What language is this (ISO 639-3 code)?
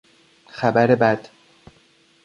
fas